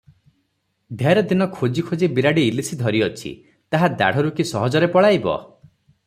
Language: Odia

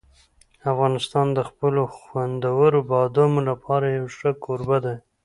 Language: Pashto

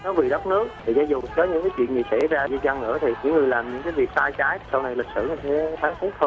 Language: Vietnamese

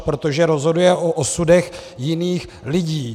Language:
Czech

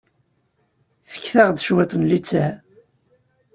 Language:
Kabyle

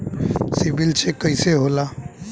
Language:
Bhojpuri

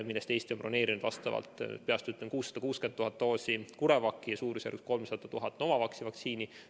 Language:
Estonian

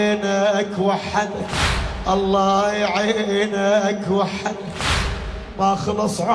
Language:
Arabic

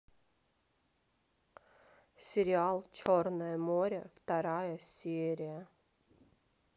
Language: Russian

